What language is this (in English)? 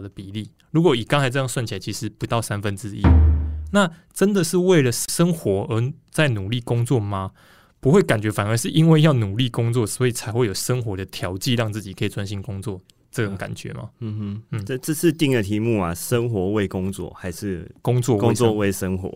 Chinese